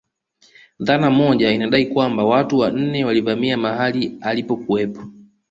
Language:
Swahili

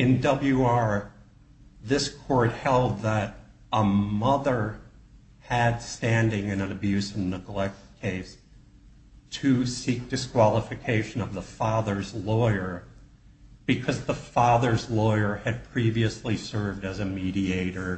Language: English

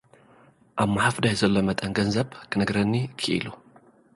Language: Tigrinya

